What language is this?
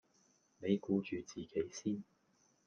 Cantonese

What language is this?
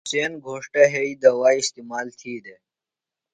Phalura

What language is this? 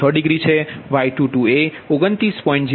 Gujarati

